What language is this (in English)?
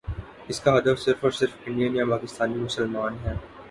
Urdu